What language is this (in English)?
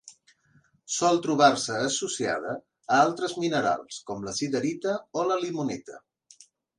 Catalan